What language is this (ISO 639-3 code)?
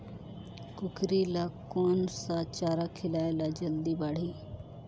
hne